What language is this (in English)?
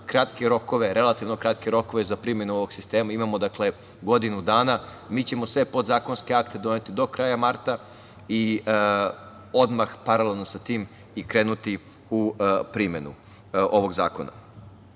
Serbian